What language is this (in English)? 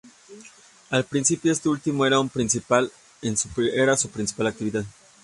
Spanish